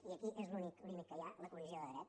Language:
Catalan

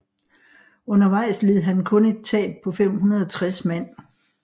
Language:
Danish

